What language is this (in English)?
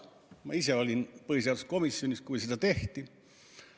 Estonian